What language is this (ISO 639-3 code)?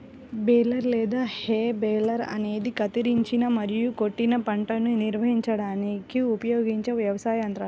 tel